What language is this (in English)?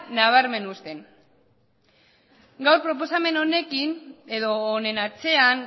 Basque